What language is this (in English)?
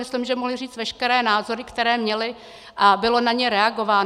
Czech